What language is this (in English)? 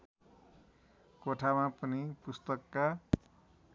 Nepali